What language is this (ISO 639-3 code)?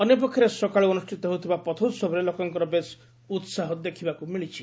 ori